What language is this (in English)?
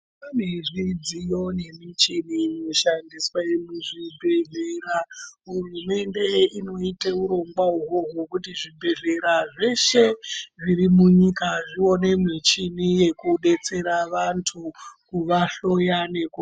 Ndau